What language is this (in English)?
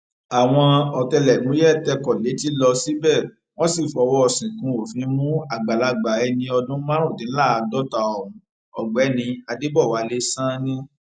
Yoruba